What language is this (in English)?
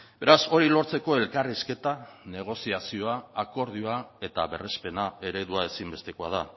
Basque